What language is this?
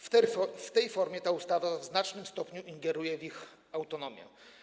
Polish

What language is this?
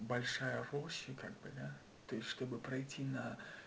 Russian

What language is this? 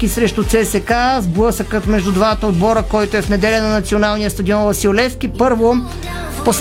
Bulgarian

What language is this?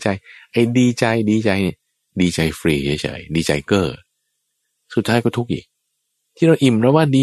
Thai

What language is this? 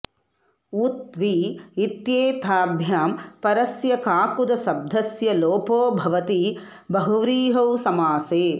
Sanskrit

